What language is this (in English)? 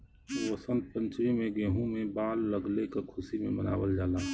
Bhojpuri